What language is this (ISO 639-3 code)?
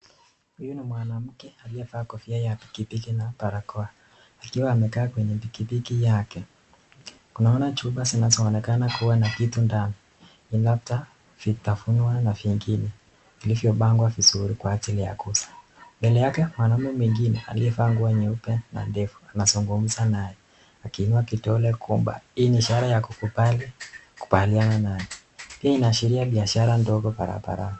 swa